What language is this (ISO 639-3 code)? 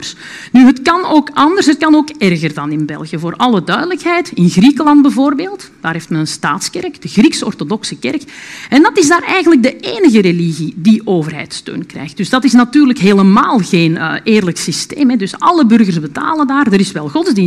nld